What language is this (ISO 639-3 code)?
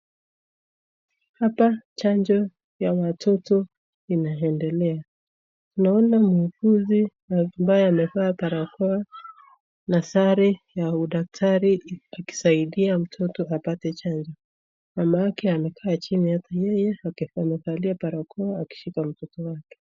swa